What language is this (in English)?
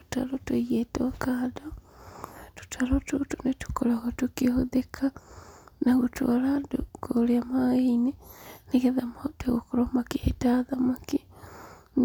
Kikuyu